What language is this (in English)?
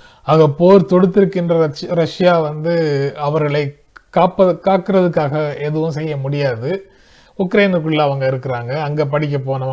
Tamil